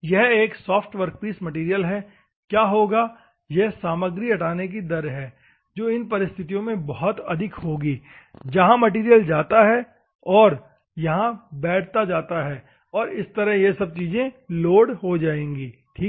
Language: Hindi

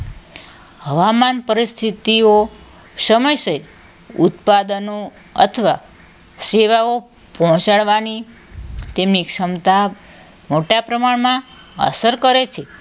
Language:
Gujarati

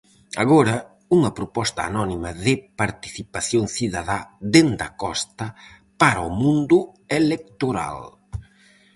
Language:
Galician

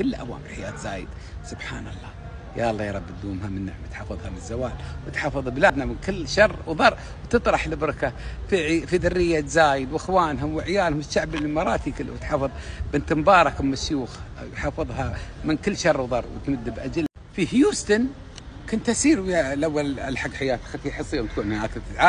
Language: Arabic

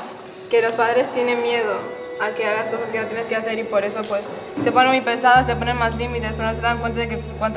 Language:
Spanish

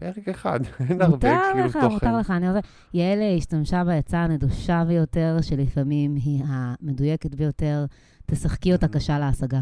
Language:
Hebrew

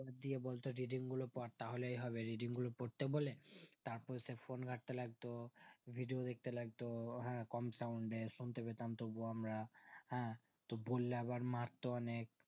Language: Bangla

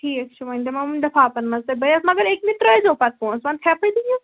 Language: Kashmiri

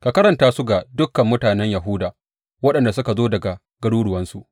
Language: Hausa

